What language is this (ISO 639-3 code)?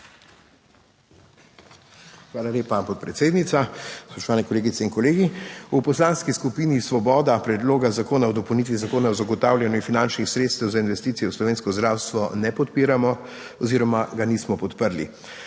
slv